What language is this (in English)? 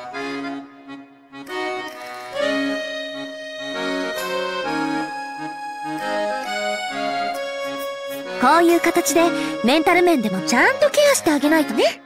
Japanese